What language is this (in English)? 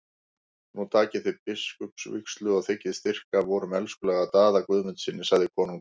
Icelandic